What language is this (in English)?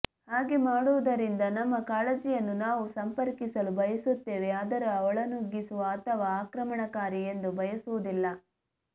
Kannada